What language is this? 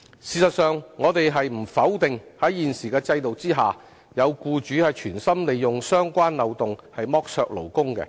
Cantonese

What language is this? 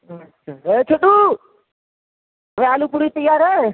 Urdu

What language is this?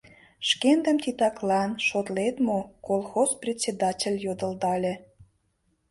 Mari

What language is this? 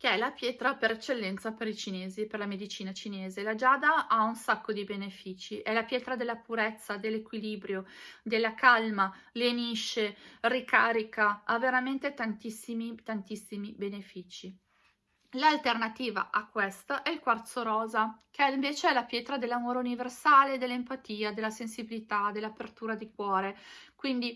Italian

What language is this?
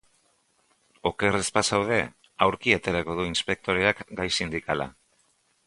Basque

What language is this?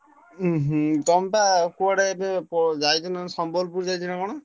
Odia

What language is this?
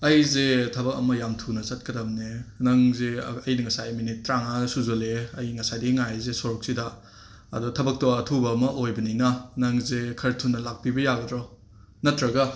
Manipuri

